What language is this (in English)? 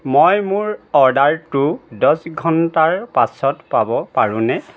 Assamese